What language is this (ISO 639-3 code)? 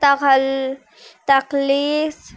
urd